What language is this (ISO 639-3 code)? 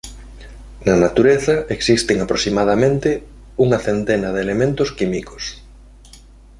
glg